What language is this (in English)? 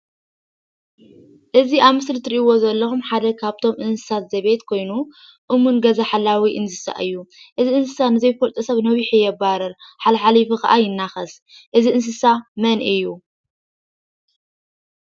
Tigrinya